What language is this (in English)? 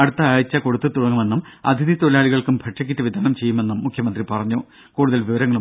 Malayalam